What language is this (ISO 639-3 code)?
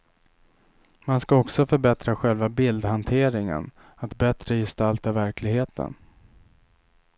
swe